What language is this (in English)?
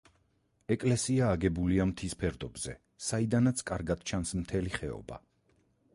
Georgian